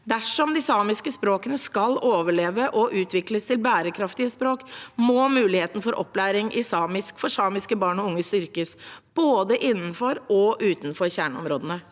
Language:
Norwegian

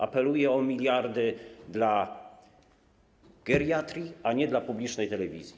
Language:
Polish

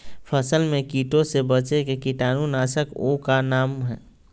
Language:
Magahi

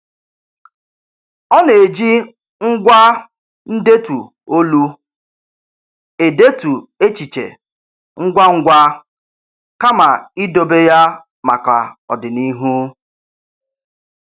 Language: Igbo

